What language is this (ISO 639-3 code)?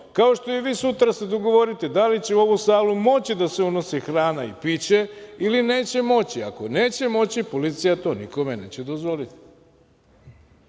srp